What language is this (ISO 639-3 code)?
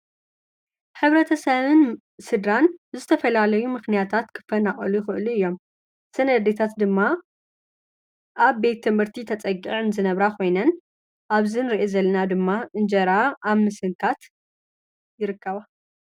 tir